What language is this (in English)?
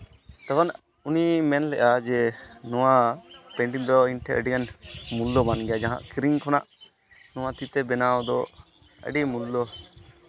Santali